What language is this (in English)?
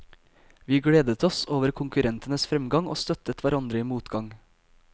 Norwegian